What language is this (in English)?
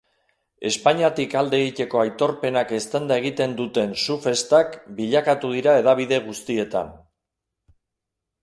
Basque